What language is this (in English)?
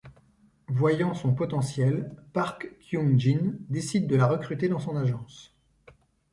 French